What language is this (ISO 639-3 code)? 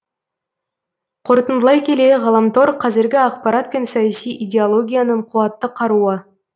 kaz